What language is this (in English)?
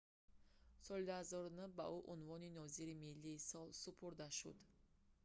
Tajik